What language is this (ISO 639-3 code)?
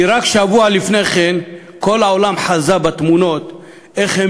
heb